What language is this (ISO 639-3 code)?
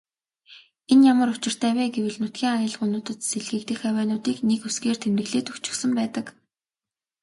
mon